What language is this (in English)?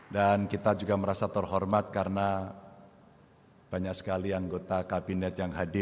Indonesian